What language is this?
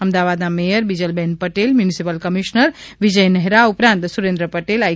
Gujarati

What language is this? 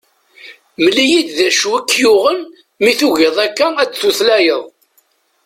Kabyle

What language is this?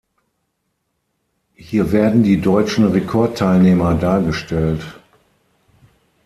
German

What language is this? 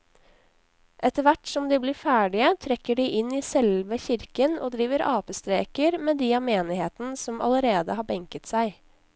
Norwegian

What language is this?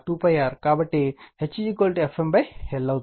Telugu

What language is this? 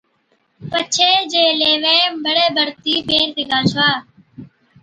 Od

